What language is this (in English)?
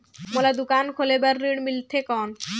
Chhattisgarhi